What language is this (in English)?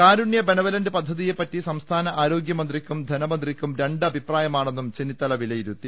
Malayalam